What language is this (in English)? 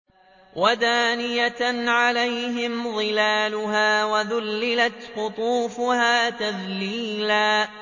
Arabic